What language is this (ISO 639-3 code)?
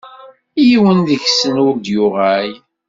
kab